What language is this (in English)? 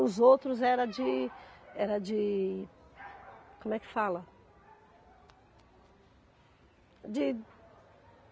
Portuguese